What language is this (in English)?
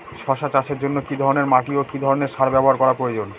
Bangla